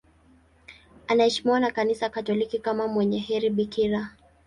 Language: Swahili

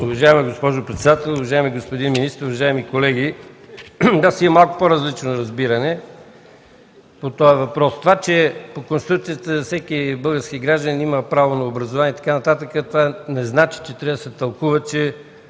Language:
Bulgarian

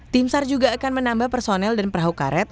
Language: Indonesian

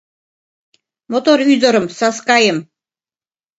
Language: Mari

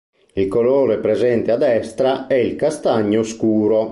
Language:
Italian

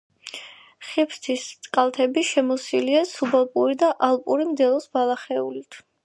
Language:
Georgian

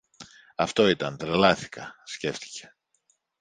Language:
Greek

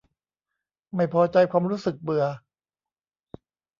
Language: Thai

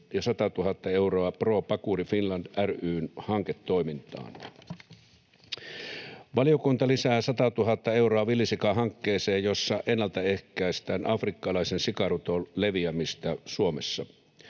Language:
Finnish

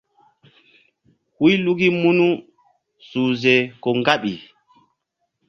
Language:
Mbum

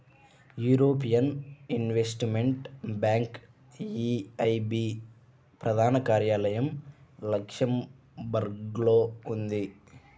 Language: Telugu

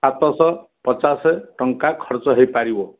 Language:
Odia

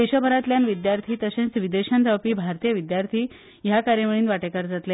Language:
Konkani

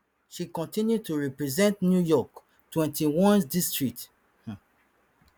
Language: Nigerian Pidgin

